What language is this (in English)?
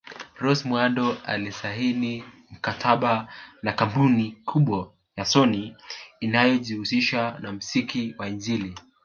Swahili